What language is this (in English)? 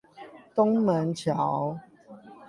Chinese